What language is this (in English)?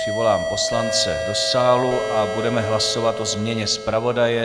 Czech